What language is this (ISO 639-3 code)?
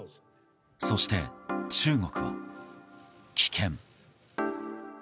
jpn